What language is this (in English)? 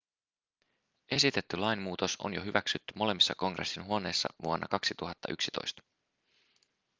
Finnish